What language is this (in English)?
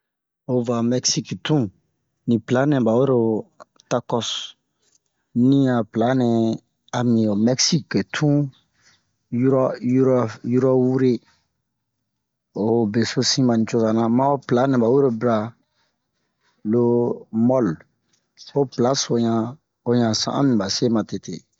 Bomu